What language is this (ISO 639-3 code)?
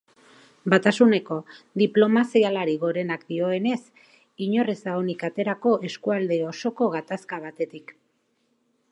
eus